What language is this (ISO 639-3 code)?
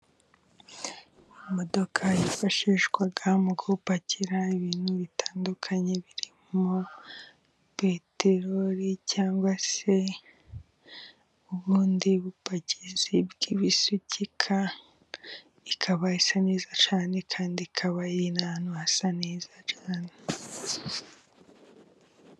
kin